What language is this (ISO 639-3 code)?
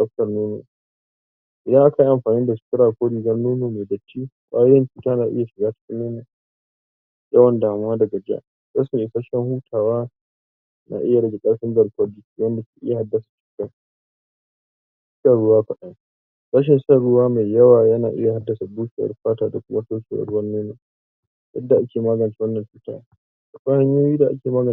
hau